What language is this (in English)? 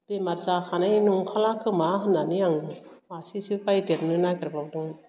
Bodo